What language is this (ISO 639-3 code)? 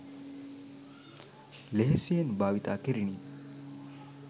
sin